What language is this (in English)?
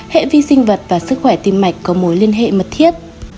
Vietnamese